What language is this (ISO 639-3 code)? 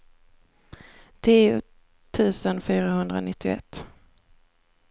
swe